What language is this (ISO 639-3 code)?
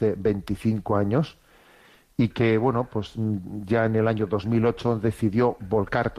spa